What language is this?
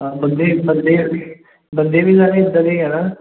Punjabi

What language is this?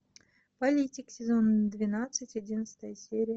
Russian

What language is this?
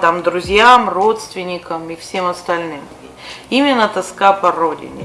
Russian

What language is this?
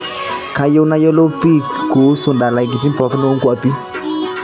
Masai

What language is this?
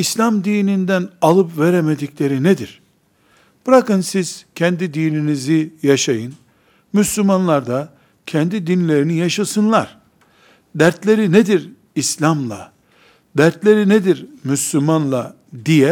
Turkish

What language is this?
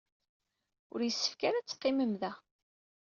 Kabyle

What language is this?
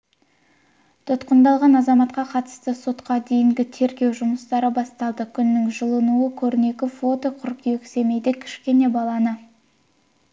Kazakh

